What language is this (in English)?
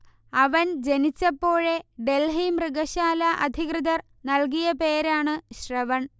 Malayalam